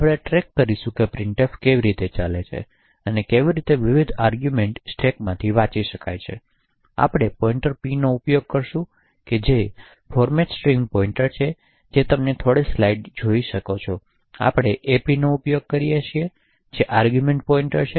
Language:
Gujarati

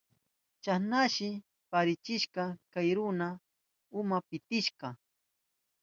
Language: Southern Pastaza Quechua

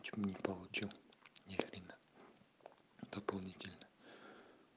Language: Russian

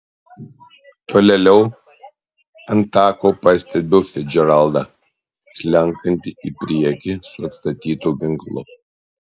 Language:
Lithuanian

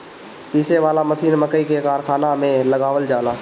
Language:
Bhojpuri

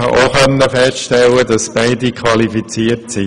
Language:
Swiss German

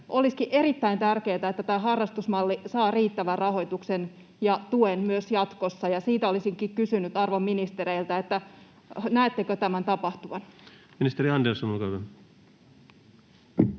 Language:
Finnish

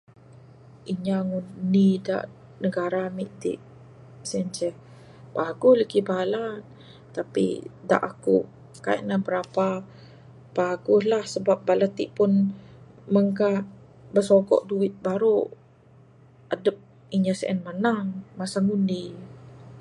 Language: Bukar-Sadung Bidayuh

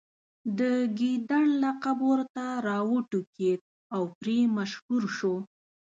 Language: Pashto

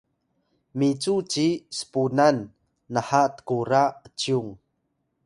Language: Atayal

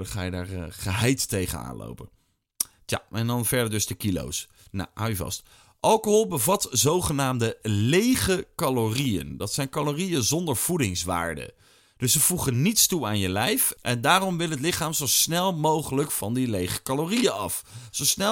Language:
Dutch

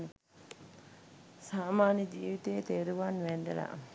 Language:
Sinhala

